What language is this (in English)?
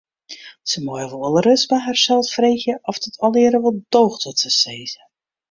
Western Frisian